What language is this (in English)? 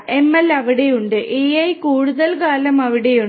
Malayalam